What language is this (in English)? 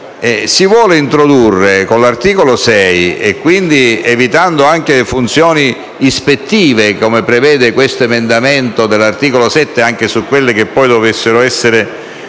Italian